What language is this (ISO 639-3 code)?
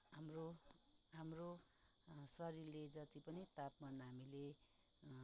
nep